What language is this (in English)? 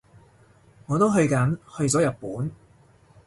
Cantonese